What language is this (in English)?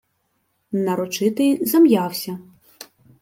Ukrainian